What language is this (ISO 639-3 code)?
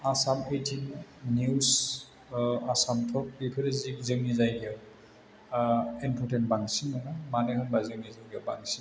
brx